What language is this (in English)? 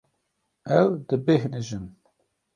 Kurdish